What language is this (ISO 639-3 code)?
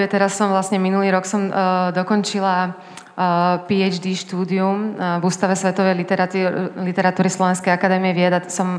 slk